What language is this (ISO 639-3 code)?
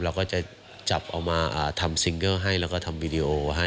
tha